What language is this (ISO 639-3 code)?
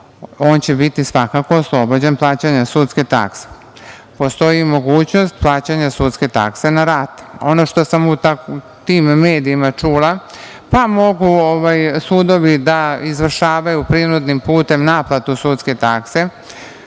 srp